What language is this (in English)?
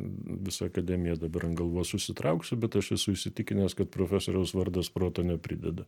Lithuanian